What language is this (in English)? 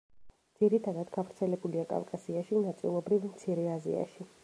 Georgian